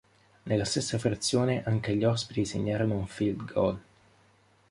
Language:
Italian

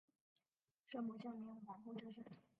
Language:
Chinese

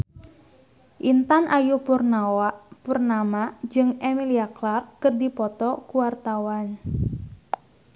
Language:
Sundanese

